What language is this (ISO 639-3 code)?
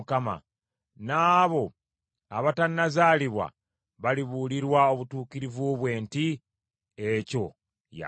lug